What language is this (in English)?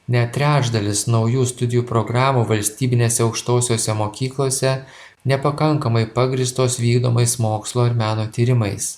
Lithuanian